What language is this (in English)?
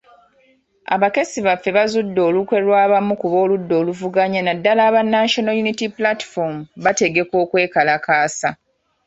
Ganda